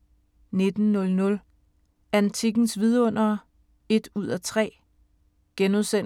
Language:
Danish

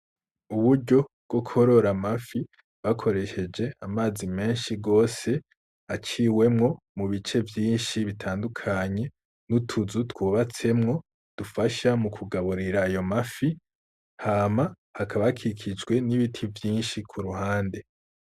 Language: Rundi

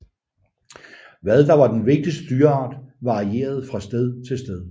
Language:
Danish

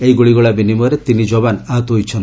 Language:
Odia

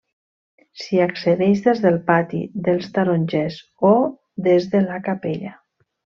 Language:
Catalan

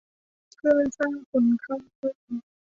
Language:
Thai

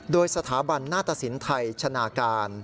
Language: Thai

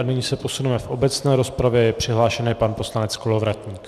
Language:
Czech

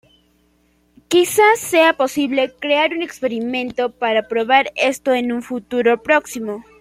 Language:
Spanish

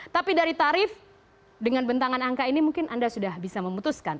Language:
Indonesian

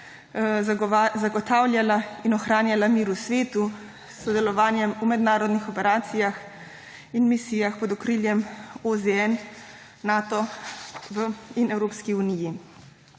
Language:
Slovenian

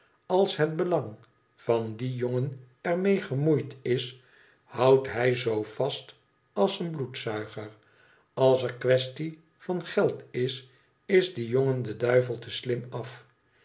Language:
Dutch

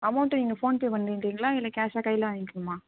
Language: Tamil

